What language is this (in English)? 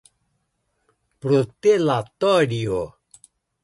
Portuguese